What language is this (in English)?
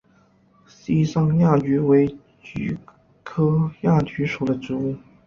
Chinese